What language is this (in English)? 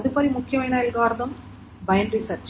Telugu